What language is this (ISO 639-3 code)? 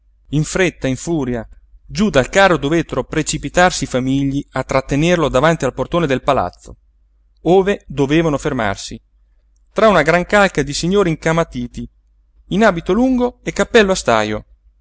ita